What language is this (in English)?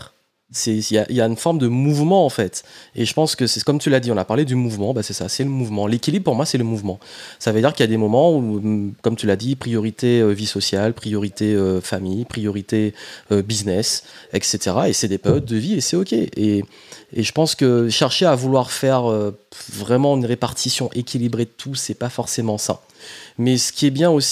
French